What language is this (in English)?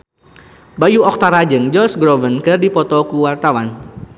Sundanese